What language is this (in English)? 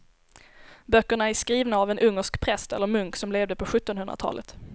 Swedish